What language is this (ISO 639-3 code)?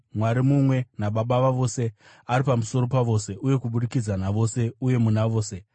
sna